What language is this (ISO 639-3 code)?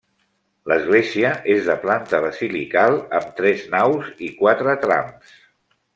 cat